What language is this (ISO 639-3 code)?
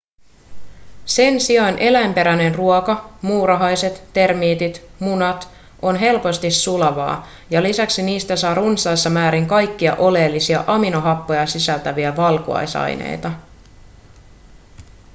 fin